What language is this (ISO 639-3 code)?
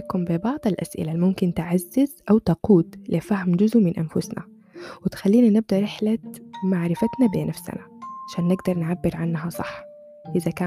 ara